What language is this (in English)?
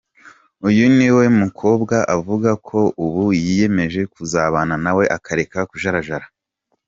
Kinyarwanda